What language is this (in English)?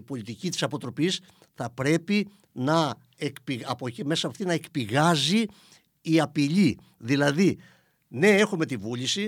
Greek